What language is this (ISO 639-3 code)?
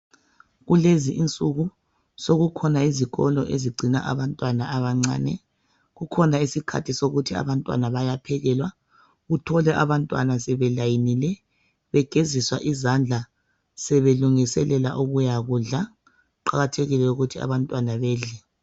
nde